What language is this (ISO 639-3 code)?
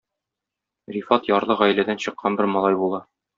tat